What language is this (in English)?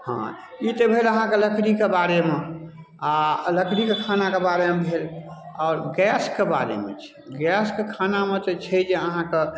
Maithili